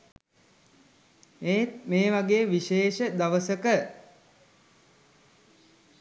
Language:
Sinhala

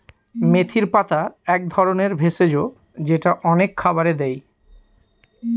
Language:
Bangla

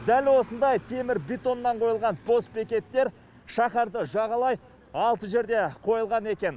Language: Kazakh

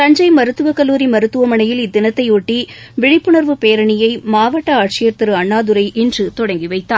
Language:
Tamil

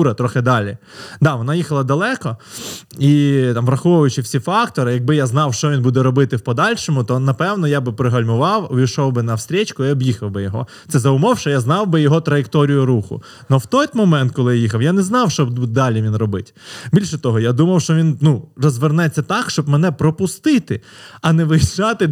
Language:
Ukrainian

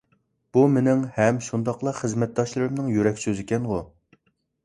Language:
Uyghur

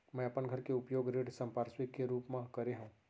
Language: Chhattisgarhi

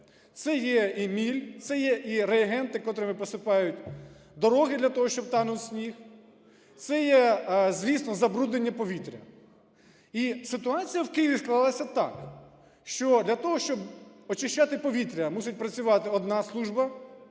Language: Ukrainian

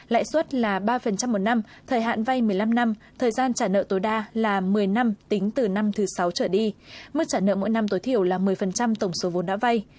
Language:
Vietnamese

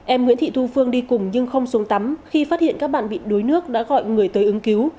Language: Vietnamese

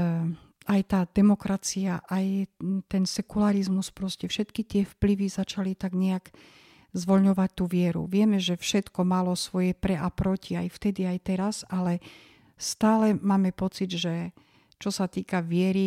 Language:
Slovak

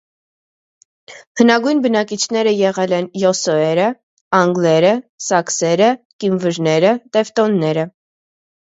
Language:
Armenian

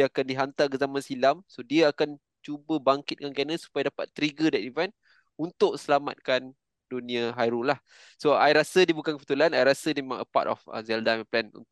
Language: Malay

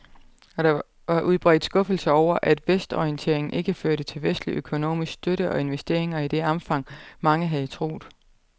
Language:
Danish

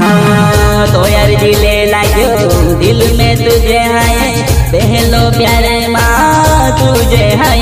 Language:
Hindi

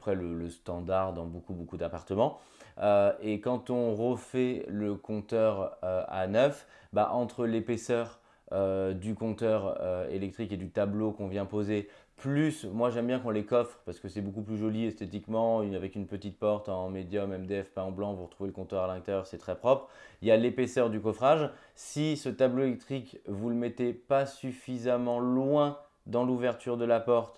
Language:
French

